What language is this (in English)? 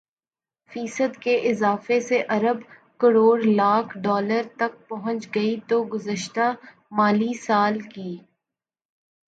Urdu